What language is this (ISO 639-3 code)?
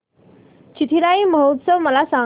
mar